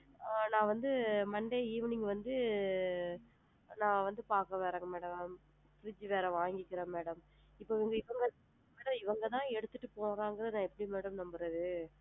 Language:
Tamil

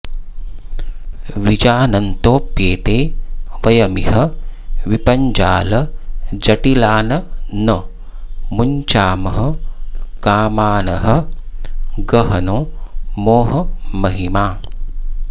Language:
Sanskrit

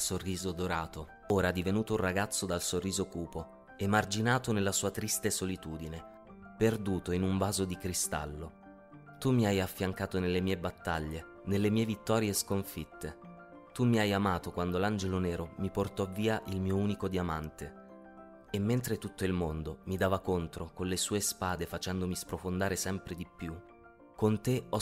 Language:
Italian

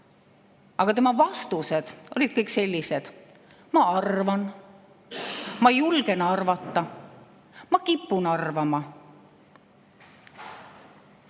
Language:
Estonian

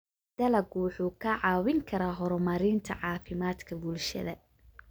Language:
Somali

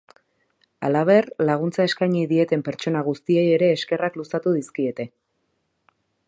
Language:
Basque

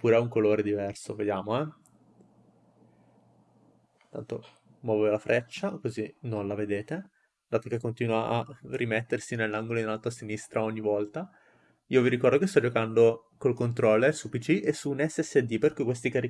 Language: Italian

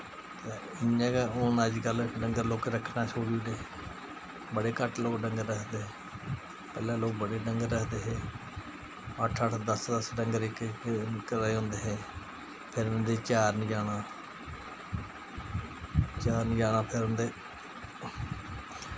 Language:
Dogri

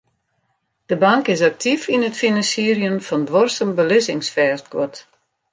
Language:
Western Frisian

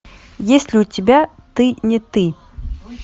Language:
Russian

